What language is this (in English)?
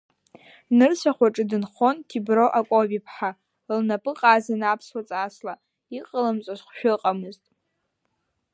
Abkhazian